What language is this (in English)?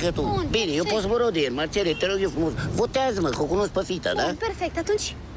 Romanian